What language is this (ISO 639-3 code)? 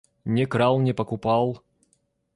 rus